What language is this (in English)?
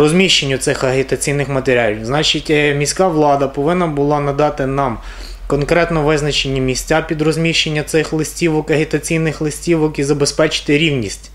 Ukrainian